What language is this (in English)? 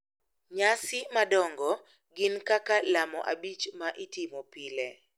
Luo (Kenya and Tanzania)